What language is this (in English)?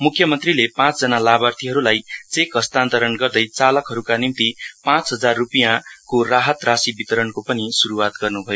Nepali